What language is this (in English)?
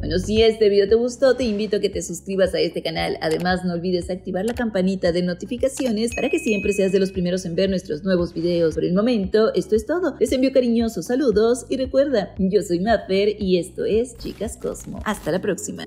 Spanish